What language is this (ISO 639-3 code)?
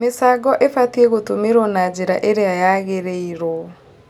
kik